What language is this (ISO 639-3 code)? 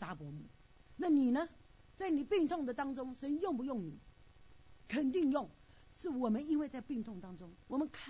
zho